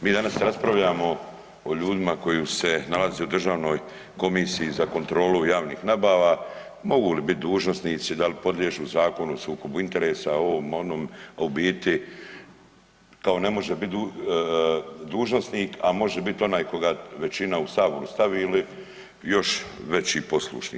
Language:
Croatian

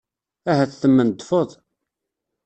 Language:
Kabyle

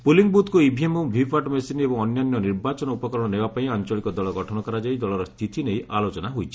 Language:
Odia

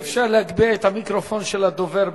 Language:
Hebrew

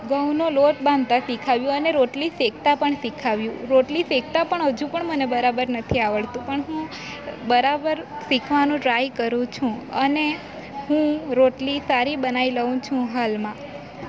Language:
Gujarati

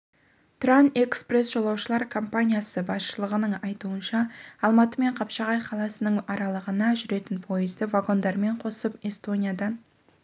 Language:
Kazakh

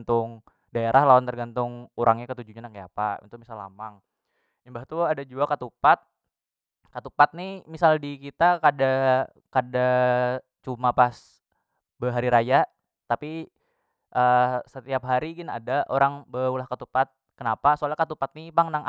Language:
Banjar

